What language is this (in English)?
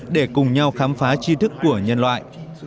Vietnamese